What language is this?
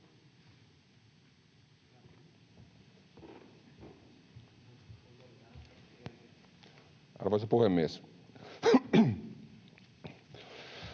Finnish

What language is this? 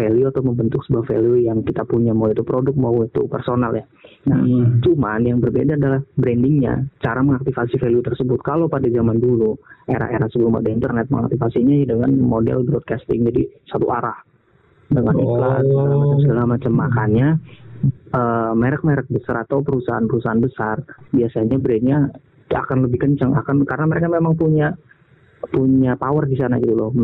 Indonesian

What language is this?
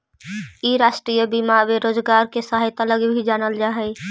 Magahi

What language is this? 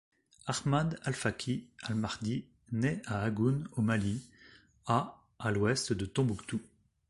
French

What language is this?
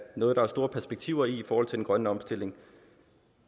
Danish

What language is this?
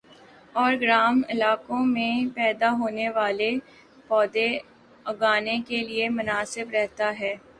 Urdu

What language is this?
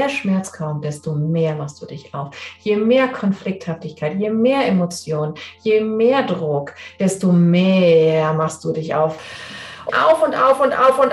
German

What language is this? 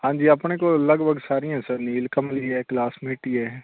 Punjabi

